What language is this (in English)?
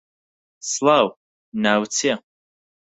Central Kurdish